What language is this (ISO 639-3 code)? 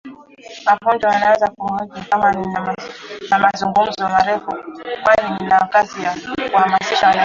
swa